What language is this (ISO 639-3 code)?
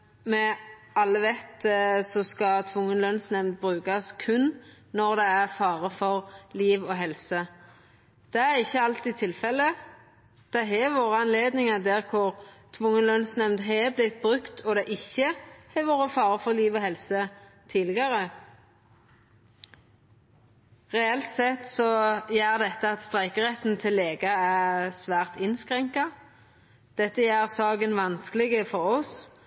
nno